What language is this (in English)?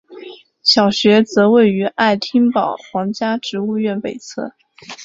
Chinese